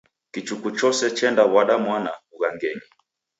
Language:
Taita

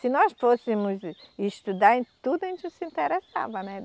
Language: Portuguese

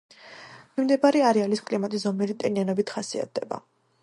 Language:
Georgian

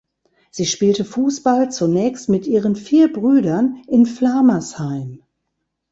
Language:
German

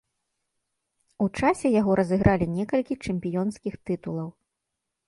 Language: Belarusian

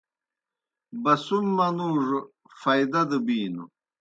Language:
Kohistani Shina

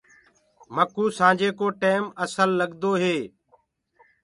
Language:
Gurgula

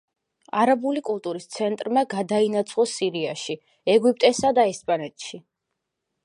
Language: Georgian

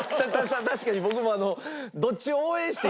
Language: Japanese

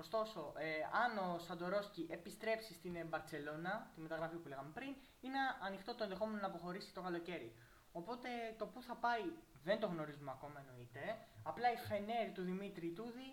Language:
Greek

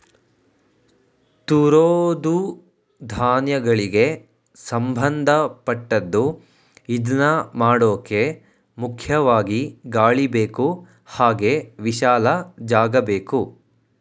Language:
Kannada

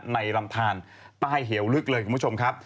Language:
Thai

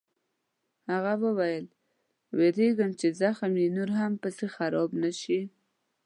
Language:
Pashto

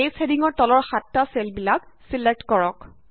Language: Assamese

